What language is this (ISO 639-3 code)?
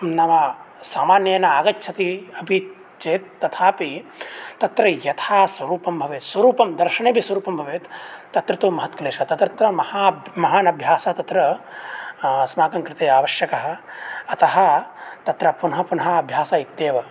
san